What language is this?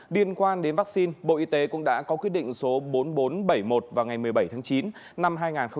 Vietnamese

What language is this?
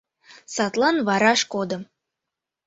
Mari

